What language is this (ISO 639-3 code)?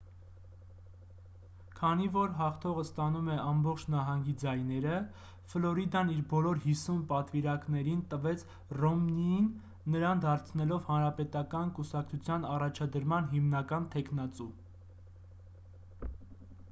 hye